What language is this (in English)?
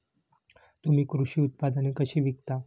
Marathi